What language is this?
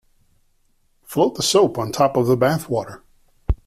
English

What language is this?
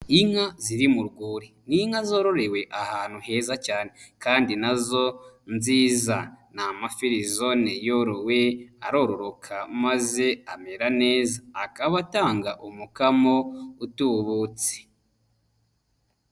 Kinyarwanda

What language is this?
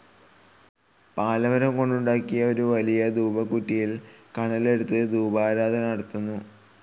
Malayalam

